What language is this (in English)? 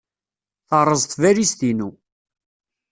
Kabyle